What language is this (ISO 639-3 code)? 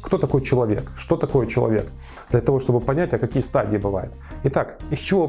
rus